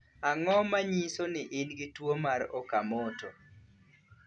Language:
Luo (Kenya and Tanzania)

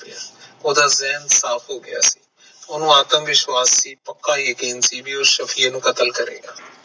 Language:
Punjabi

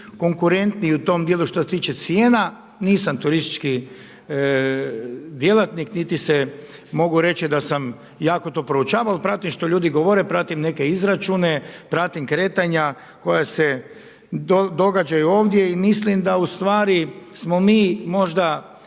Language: Croatian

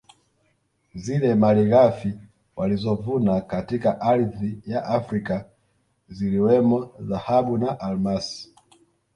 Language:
Swahili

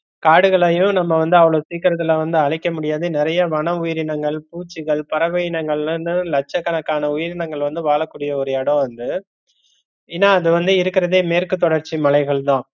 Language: Tamil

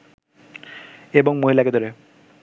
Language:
Bangla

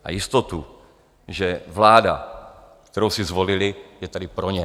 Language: Czech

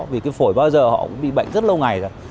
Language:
Vietnamese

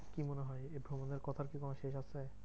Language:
Bangla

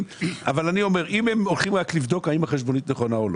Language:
Hebrew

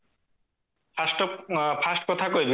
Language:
Odia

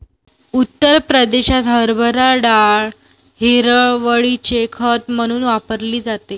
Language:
Marathi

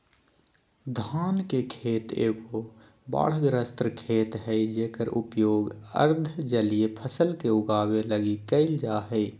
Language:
Magahi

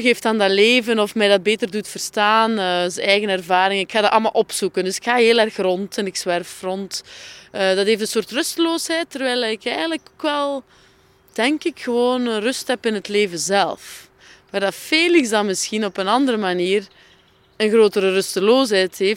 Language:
Dutch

